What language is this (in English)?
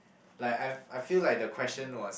English